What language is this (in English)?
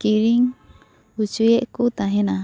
Santali